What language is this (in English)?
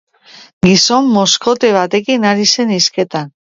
Basque